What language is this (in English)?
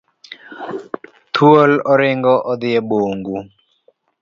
Luo (Kenya and Tanzania)